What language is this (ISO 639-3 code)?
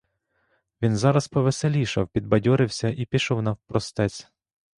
ukr